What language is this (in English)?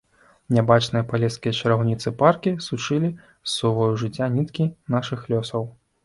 Belarusian